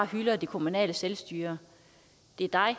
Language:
Danish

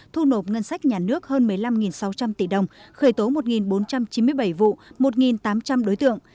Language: Vietnamese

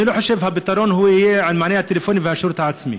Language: Hebrew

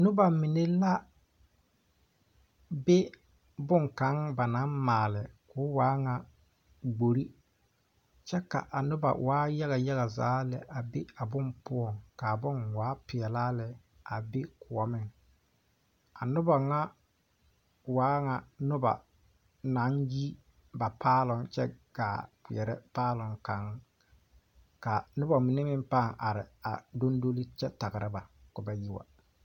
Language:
Southern Dagaare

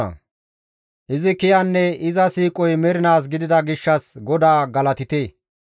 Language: Gamo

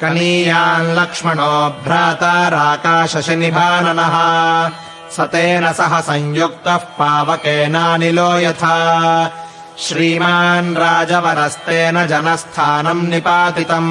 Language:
Kannada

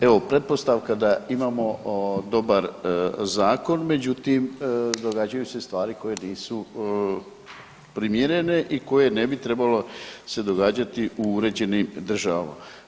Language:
Croatian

